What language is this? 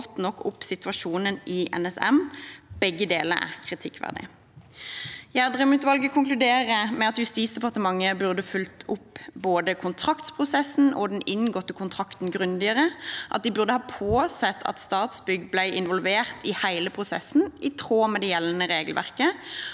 Norwegian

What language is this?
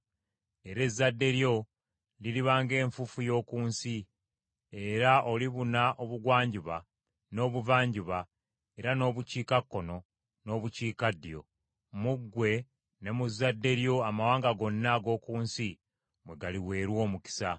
Ganda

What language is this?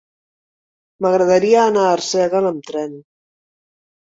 Catalan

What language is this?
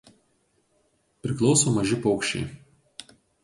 Lithuanian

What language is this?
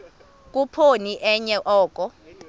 Xhosa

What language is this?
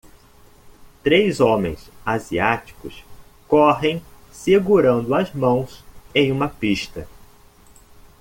Portuguese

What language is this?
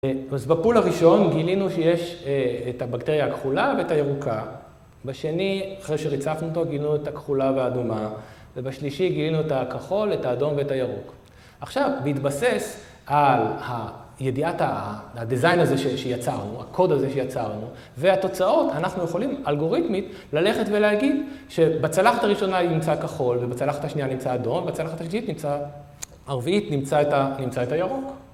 Hebrew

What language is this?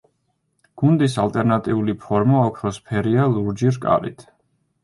Georgian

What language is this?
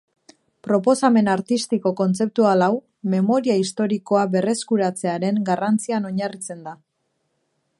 Basque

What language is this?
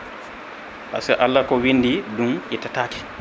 Fula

